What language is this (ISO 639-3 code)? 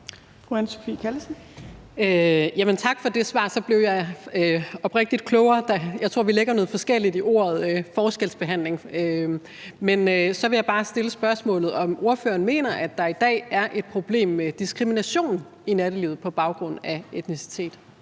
dan